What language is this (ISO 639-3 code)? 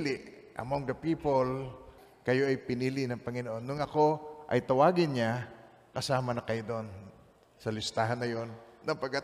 fil